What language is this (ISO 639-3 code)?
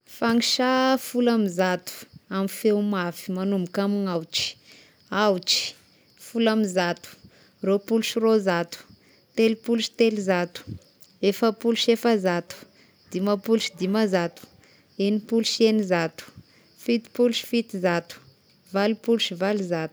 tkg